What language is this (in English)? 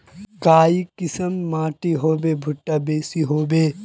Magahi